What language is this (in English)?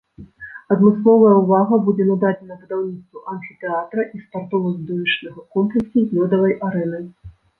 Belarusian